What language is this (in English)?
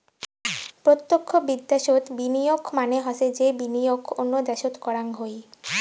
Bangla